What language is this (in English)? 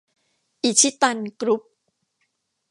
Thai